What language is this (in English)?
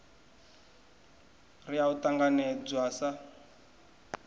Venda